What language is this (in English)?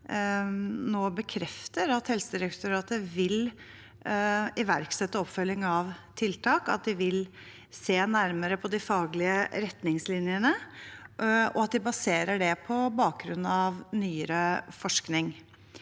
Norwegian